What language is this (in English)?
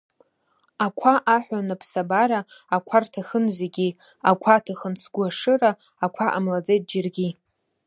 Abkhazian